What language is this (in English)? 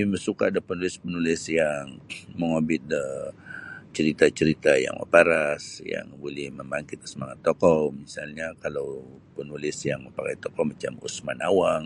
Sabah Bisaya